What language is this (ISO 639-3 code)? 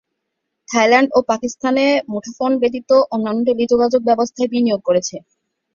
ben